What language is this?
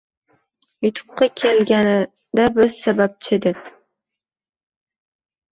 Uzbek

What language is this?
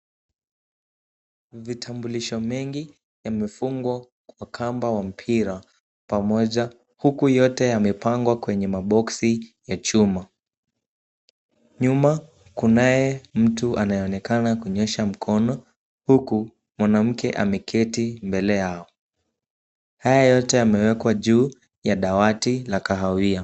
Swahili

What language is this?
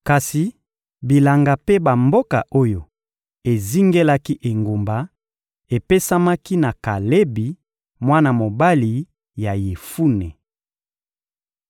Lingala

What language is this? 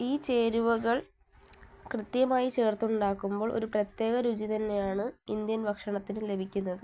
Malayalam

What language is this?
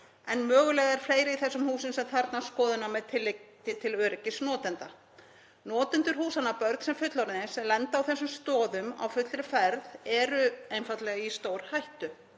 Icelandic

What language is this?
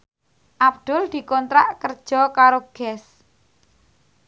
Javanese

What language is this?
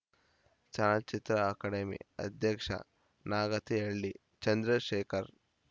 Kannada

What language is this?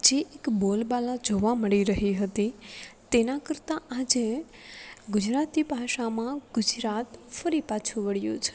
Gujarati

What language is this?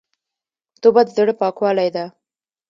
Pashto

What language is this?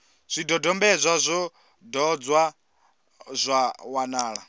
Venda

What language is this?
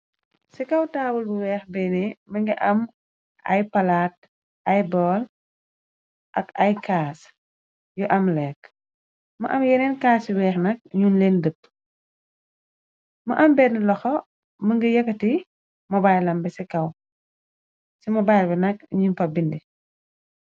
Wolof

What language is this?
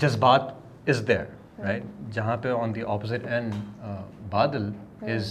Urdu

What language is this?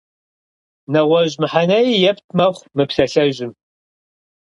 Kabardian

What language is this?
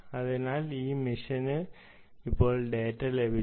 Malayalam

